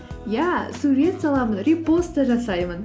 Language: Kazakh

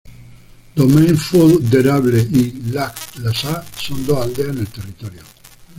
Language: Spanish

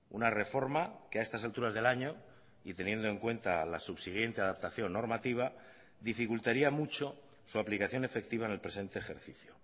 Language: Spanish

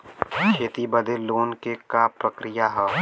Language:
Bhojpuri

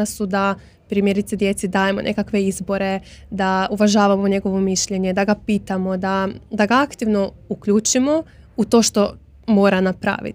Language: Croatian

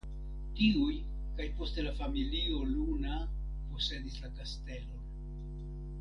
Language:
Esperanto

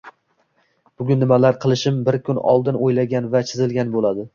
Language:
Uzbek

